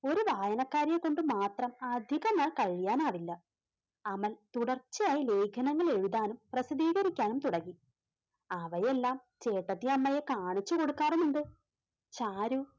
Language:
Malayalam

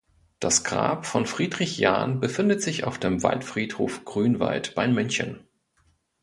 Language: German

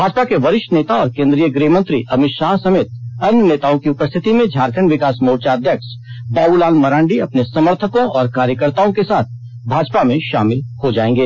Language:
Hindi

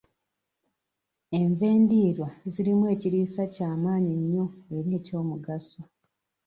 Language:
Ganda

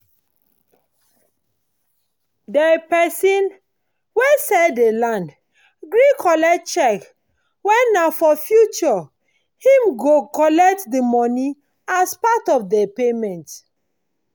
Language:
Nigerian Pidgin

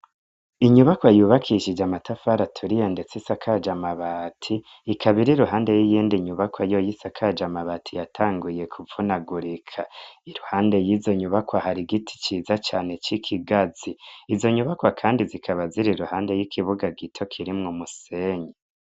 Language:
Rundi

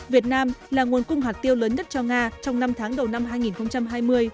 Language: Vietnamese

